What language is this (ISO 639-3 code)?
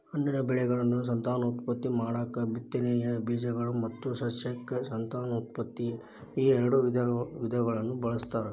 kan